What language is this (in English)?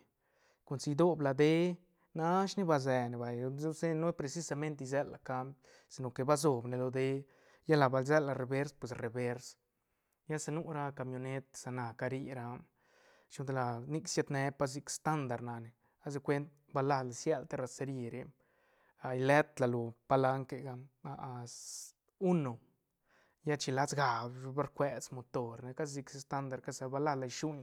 Santa Catarina Albarradas Zapotec